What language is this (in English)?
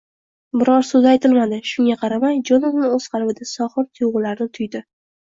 Uzbek